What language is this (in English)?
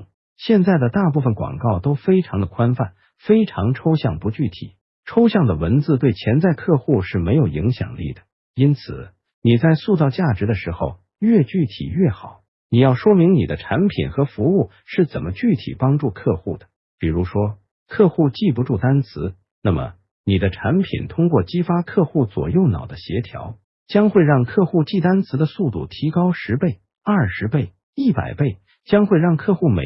Chinese